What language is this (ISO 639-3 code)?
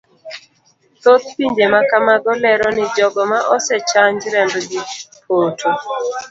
luo